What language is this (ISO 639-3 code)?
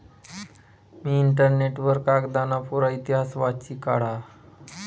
mar